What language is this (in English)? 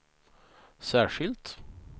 Swedish